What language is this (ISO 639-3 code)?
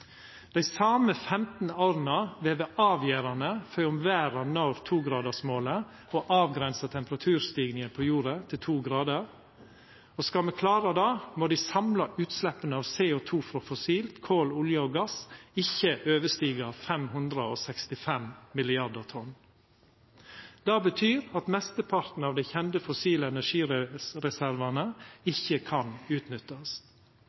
nno